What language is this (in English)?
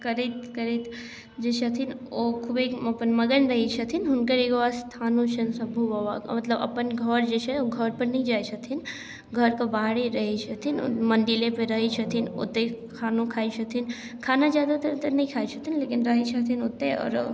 Maithili